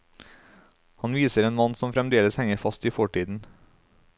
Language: Norwegian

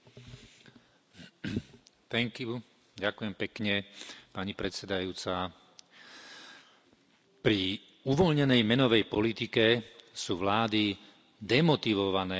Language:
Slovak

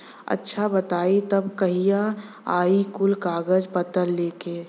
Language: Bhojpuri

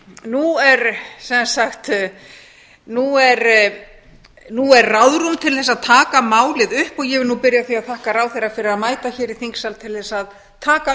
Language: Icelandic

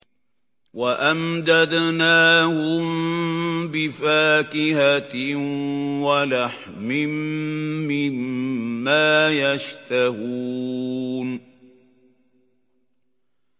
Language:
Arabic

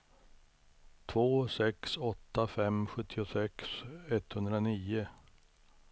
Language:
Swedish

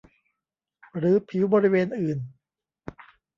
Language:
Thai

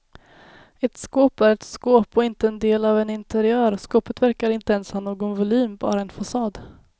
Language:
Swedish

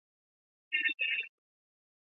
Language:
Chinese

